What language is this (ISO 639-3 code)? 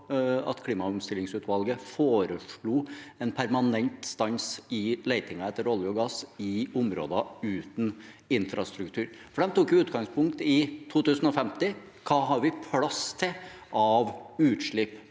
nor